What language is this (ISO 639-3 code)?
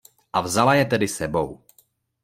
ces